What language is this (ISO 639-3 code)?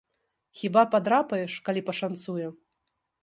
bel